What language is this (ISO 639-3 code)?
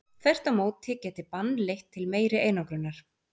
isl